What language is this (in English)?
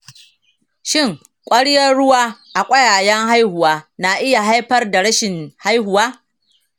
Hausa